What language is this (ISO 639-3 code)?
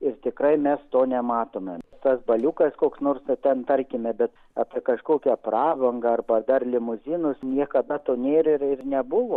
lit